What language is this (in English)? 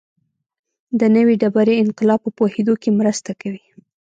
Pashto